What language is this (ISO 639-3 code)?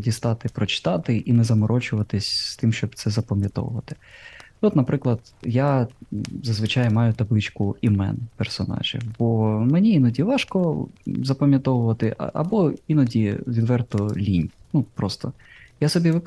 ukr